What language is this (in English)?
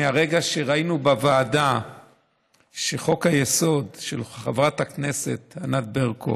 Hebrew